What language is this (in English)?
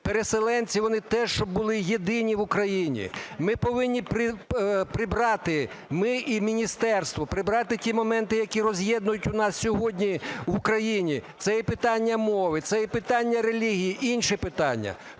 Ukrainian